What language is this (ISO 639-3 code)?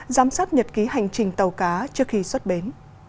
vie